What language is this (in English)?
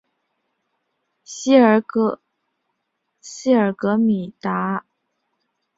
Chinese